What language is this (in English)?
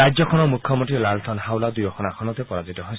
Assamese